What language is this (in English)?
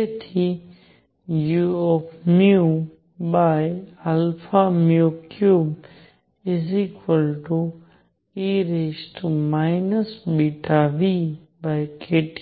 Gujarati